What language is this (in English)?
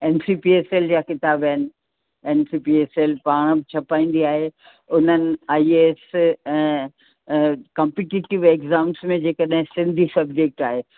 Sindhi